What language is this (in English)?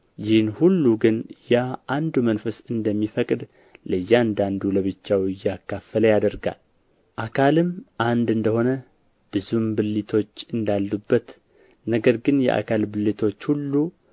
Amharic